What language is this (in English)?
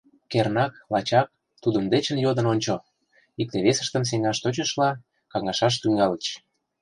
Mari